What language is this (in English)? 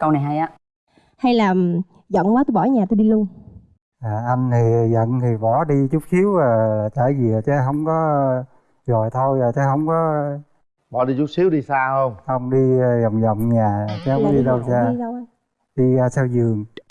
Vietnamese